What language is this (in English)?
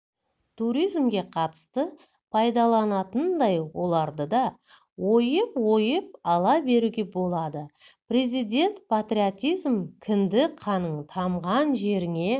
Kazakh